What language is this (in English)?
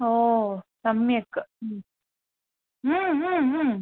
Sanskrit